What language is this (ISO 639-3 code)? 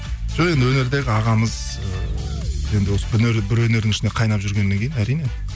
kaz